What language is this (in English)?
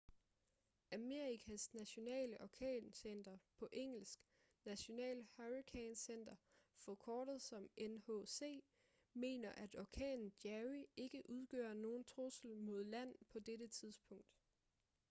Danish